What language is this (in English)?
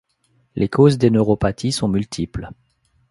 French